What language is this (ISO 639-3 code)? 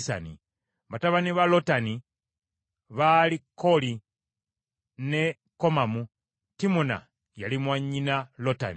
lug